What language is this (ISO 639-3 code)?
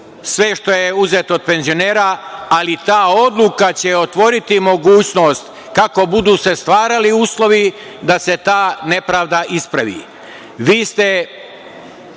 srp